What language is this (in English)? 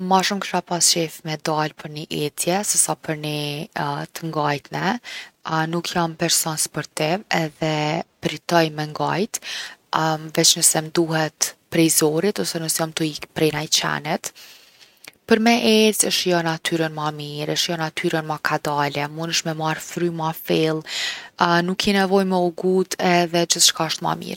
Gheg Albanian